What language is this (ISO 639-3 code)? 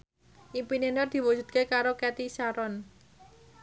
jav